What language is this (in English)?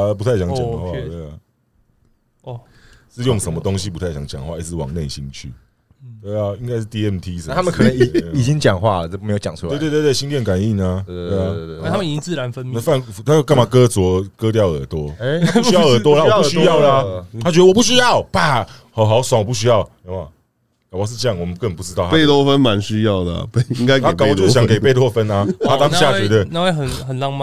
Chinese